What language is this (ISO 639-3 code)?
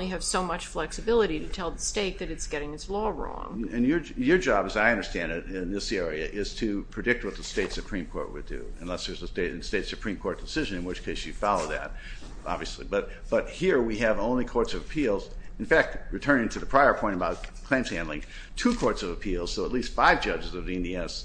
eng